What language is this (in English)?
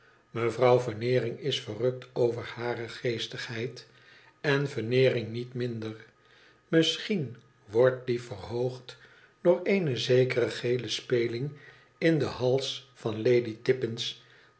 Dutch